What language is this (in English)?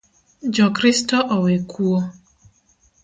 Luo (Kenya and Tanzania)